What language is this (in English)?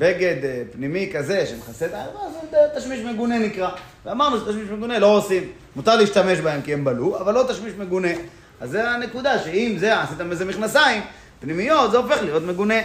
Hebrew